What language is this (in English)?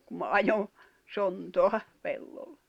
Finnish